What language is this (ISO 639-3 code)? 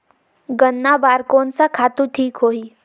hne